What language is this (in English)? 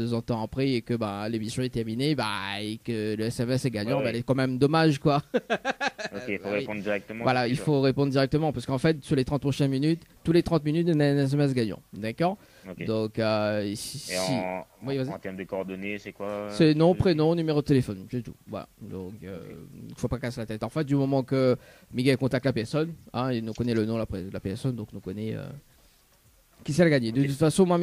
French